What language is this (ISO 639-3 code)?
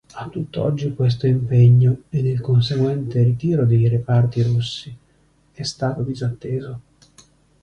ita